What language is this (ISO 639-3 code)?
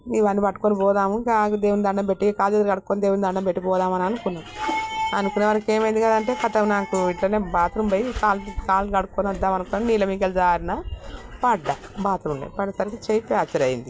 tel